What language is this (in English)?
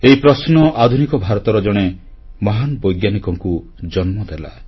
Odia